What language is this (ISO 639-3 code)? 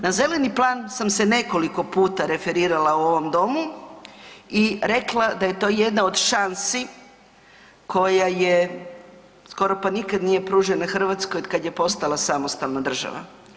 hrv